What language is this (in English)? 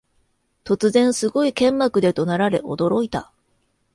Japanese